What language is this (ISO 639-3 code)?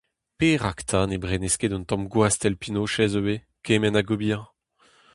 bre